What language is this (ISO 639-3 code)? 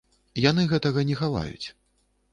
bel